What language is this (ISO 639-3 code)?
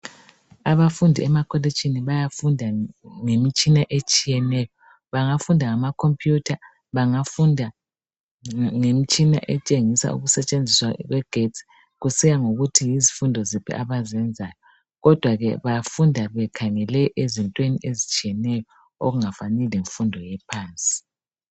nde